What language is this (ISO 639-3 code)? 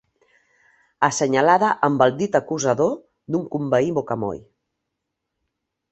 cat